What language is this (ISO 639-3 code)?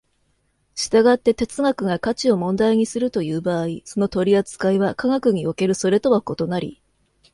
jpn